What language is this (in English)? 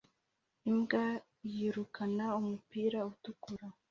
Kinyarwanda